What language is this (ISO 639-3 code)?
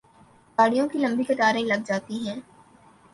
urd